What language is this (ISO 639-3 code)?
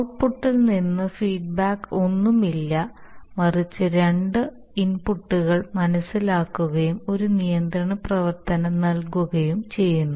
mal